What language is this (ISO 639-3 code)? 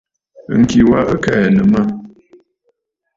bfd